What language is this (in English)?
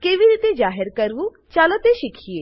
Gujarati